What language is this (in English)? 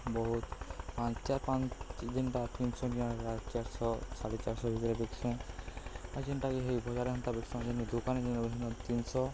Odia